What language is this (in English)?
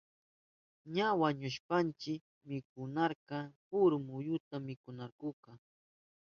Southern Pastaza Quechua